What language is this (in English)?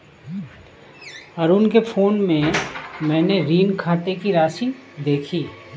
Hindi